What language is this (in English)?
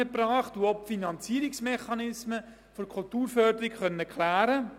Swiss German